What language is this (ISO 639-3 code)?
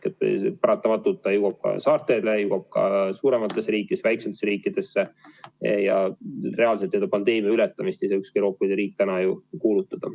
est